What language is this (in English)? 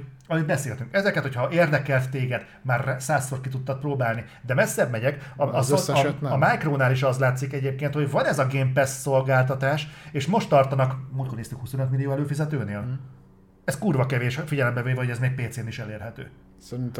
Hungarian